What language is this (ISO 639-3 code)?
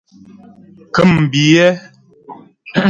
bbj